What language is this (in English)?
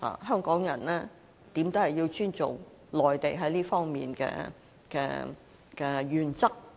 Cantonese